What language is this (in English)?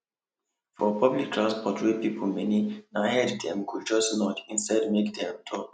Nigerian Pidgin